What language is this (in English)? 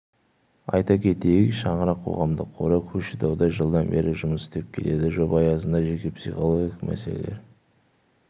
Kazakh